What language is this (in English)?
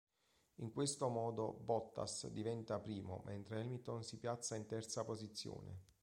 Italian